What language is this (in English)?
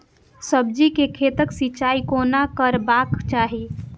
Maithili